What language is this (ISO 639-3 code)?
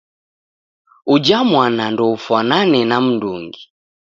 dav